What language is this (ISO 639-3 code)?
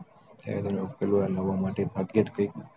guj